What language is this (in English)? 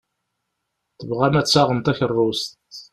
Kabyle